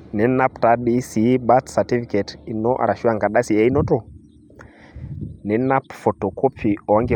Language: Masai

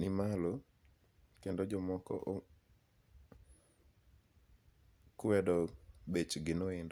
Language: Luo (Kenya and Tanzania)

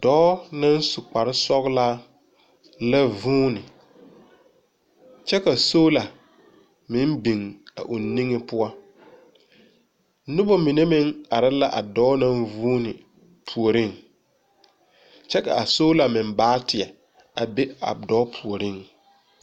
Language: Southern Dagaare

